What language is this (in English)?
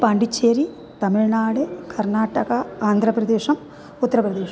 Sanskrit